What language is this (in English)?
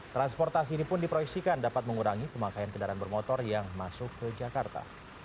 Indonesian